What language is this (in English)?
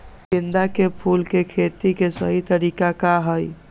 Magahi